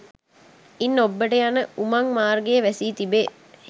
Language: Sinhala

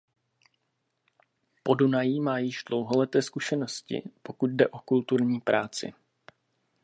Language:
Czech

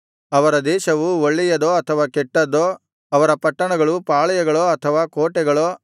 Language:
Kannada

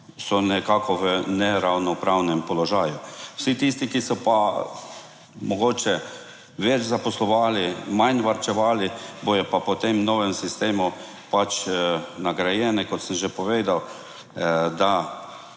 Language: Slovenian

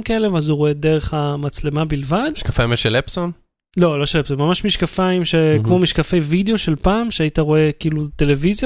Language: Hebrew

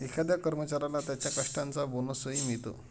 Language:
Marathi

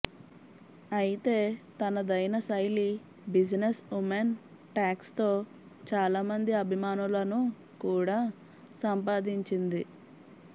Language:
Telugu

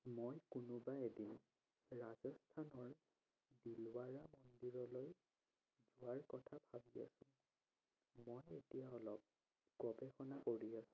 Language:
Assamese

